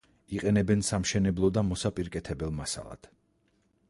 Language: Georgian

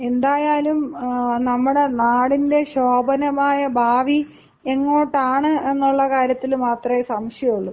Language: Malayalam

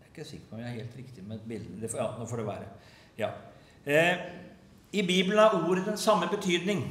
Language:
Norwegian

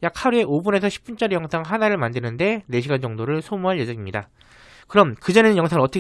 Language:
Korean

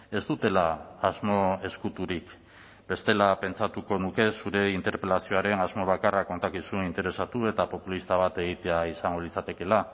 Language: Basque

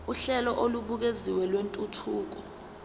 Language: Zulu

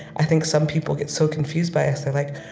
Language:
English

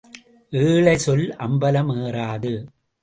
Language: Tamil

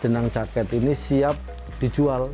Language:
Indonesian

